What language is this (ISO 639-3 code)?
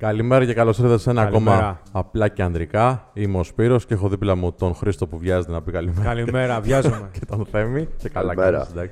ell